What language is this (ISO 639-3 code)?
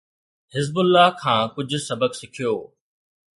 snd